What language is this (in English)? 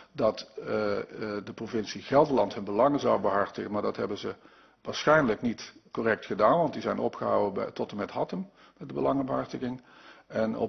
Dutch